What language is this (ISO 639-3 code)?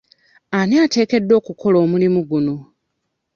lug